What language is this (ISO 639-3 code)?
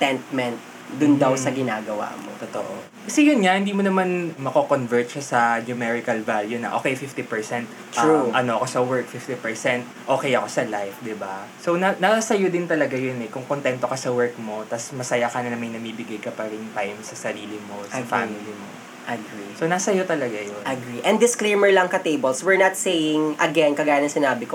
fil